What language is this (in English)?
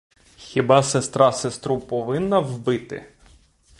Ukrainian